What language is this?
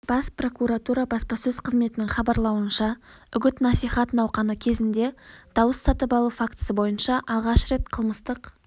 Kazakh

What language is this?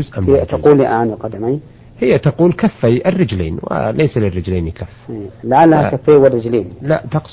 Arabic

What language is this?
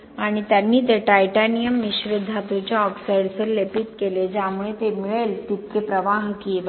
Marathi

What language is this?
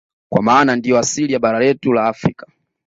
Swahili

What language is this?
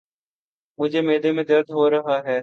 Urdu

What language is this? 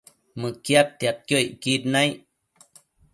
Matsés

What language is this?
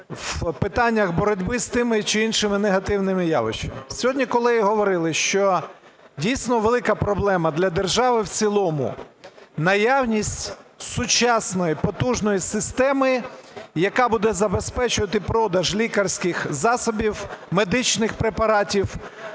Ukrainian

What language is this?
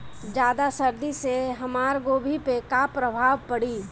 Bhojpuri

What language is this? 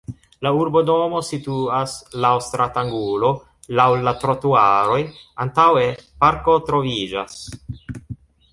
Esperanto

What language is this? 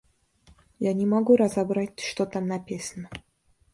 Russian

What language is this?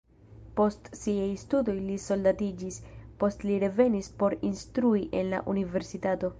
Esperanto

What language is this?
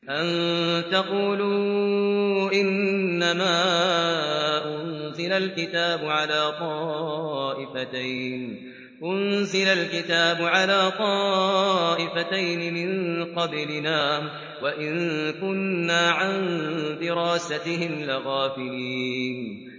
Arabic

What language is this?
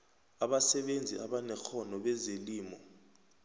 South Ndebele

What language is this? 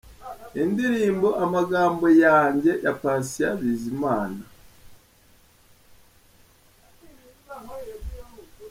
Kinyarwanda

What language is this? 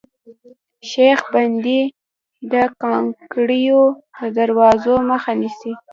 Pashto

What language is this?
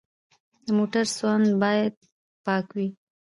Pashto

